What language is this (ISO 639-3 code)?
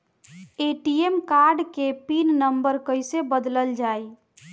bho